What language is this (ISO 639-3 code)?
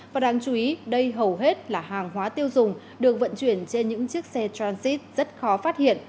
vie